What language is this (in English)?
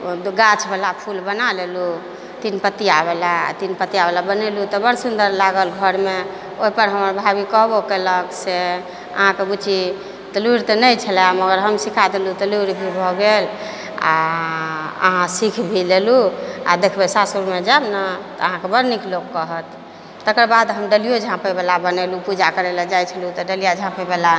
Maithili